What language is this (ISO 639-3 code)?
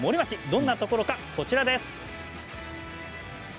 jpn